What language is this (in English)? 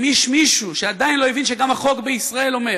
Hebrew